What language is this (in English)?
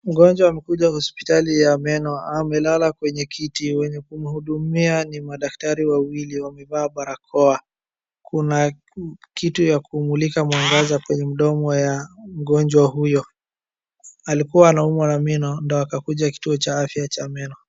Swahili